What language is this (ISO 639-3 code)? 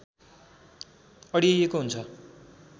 nep